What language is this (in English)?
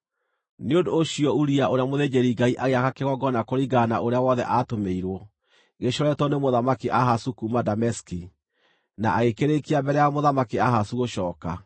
Kikuyu